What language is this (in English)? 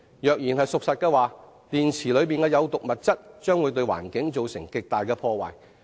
Cantonese